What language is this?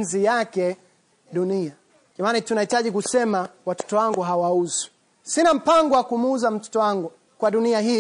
Swahili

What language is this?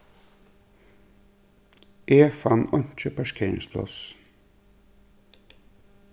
Faroese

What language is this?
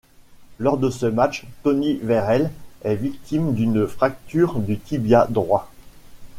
French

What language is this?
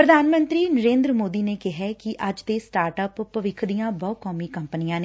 Punjabi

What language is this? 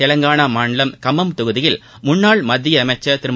Tamil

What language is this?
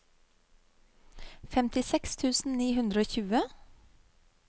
Norwegian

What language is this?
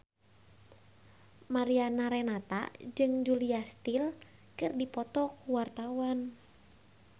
Sundanese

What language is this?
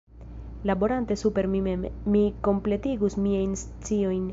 Esperanto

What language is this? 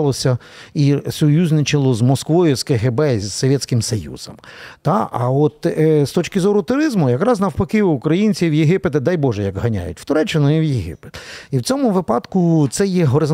Ukrainian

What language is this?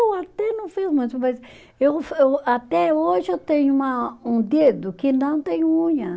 Portuguese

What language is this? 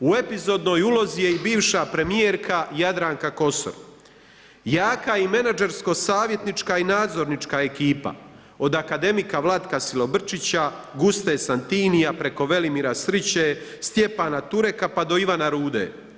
Croatian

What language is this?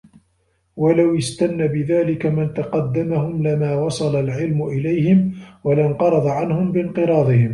Arabic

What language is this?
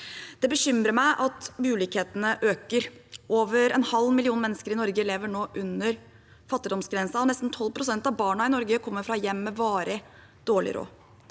Norwegian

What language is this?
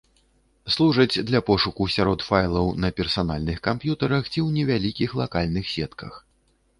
Belarusian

